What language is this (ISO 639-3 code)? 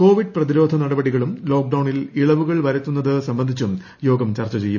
mal